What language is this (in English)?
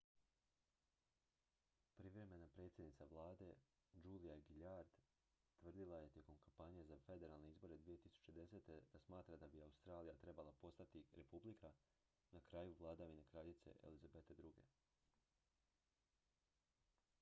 Croatian